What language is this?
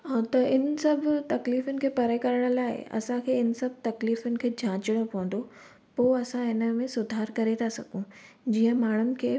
Sindhi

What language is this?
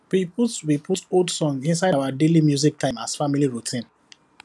Nigerian Pidgin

